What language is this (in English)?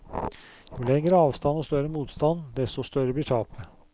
Norwegian